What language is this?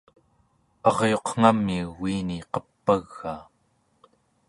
Central Yupik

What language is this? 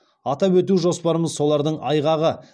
Kazakh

